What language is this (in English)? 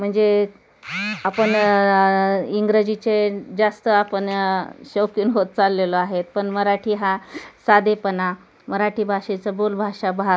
Marathi